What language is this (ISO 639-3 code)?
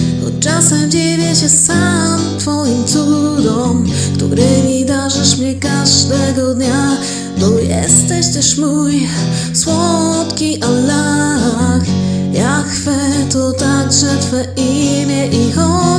fra